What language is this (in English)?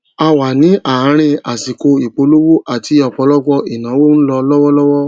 Yoruba